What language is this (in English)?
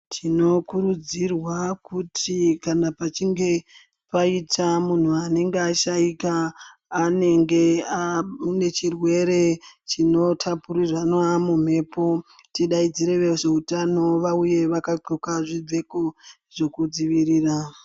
Ndau